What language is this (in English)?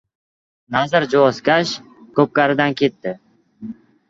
Uzbek